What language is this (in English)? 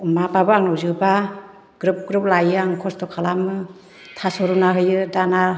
Bodo